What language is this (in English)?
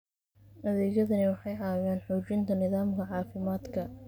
Somali